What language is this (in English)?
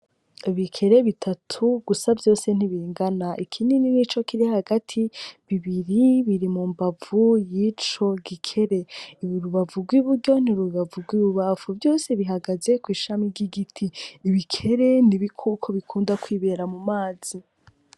Rundi